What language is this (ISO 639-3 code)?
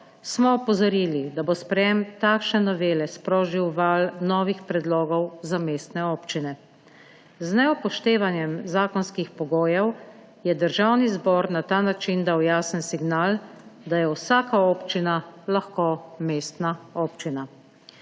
slv